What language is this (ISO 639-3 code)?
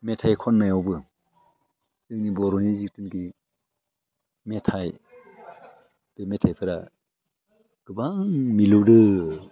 brx